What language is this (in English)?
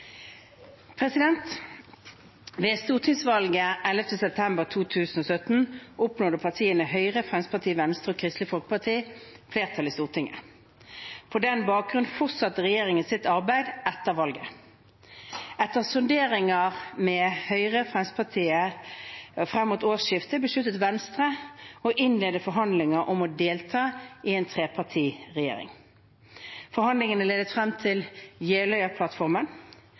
Norwegian Bokmål